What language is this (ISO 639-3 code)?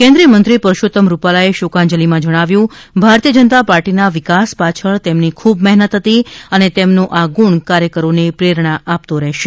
guj